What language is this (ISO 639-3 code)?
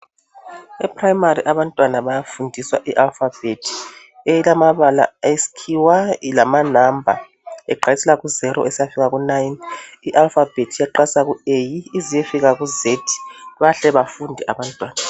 nde